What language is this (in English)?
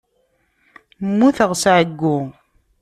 Kabyle